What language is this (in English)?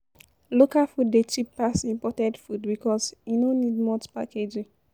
Nigerian Pidgin